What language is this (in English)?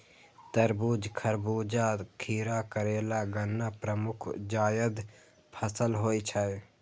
Maithili